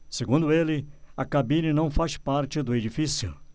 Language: Portuguese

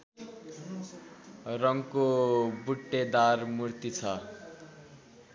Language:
Nepali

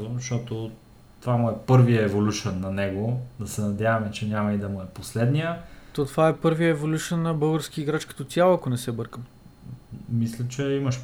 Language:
Bulgarian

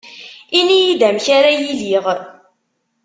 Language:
Kabyle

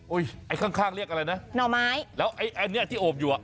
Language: Thai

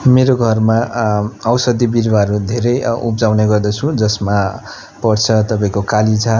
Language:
Nepali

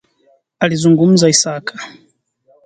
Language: Swahili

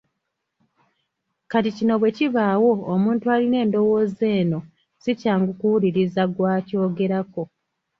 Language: Ganda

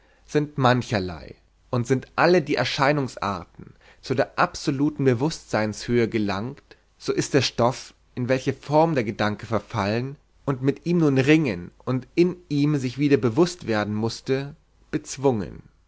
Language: German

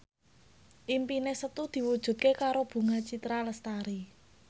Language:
Javanese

